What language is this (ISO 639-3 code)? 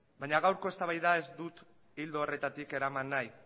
eus